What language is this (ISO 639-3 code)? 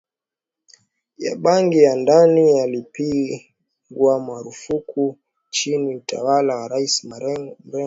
swa